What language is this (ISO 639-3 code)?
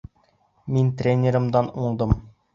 bak